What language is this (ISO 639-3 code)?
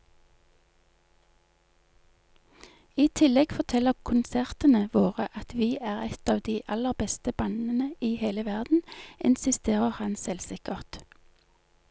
nor